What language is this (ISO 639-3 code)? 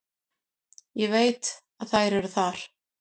isl